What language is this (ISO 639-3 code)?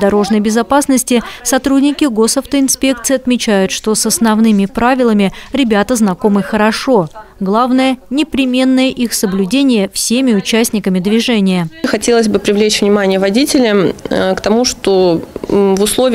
rus